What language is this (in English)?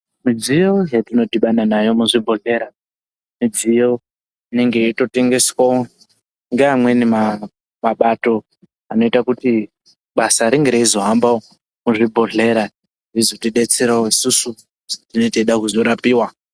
Ndau